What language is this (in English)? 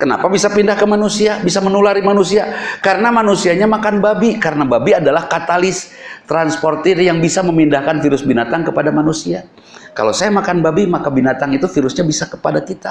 Indonesian